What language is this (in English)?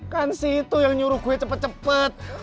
Indonesian